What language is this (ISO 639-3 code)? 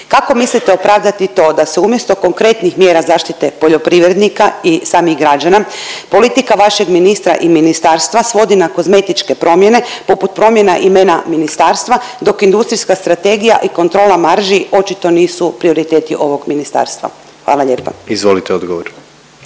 hrv